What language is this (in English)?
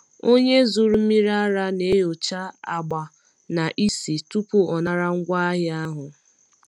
Igbo